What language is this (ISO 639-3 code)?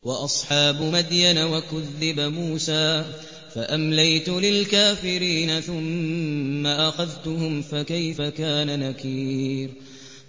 ara